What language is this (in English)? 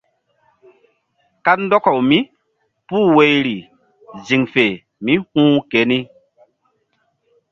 Mbum